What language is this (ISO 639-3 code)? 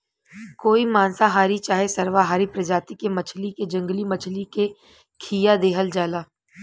bho